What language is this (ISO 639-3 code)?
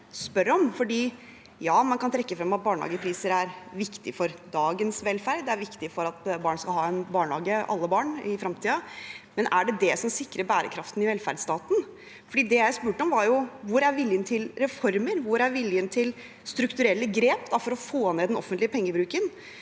nor